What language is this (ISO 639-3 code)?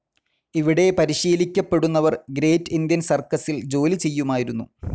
mal